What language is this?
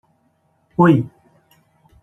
Portuguese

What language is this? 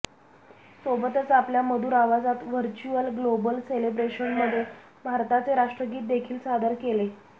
Marathi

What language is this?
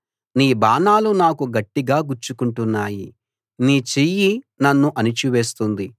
Telugu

